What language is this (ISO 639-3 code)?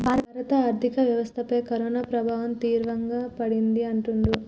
tel